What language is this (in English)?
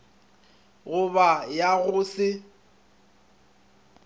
Northern Sotho